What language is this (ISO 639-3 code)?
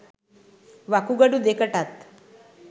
sin